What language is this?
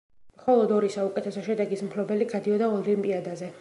Georgian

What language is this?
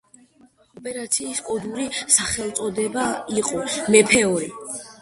Georgian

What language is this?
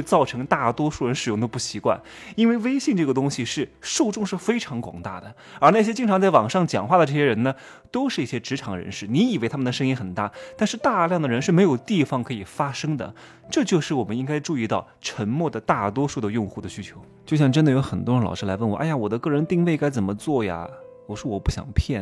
Chinese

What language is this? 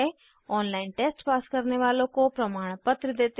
Hindi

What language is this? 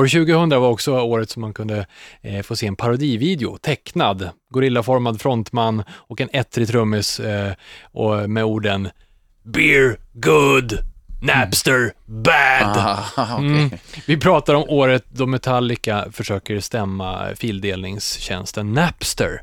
Swedish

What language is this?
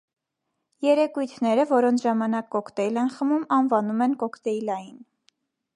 Armenian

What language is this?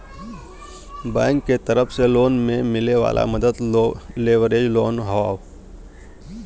Bhojpuri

